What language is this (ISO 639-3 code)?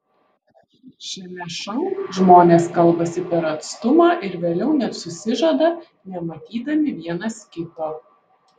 lit